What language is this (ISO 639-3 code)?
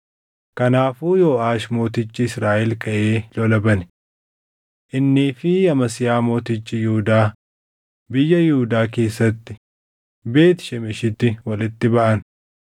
orm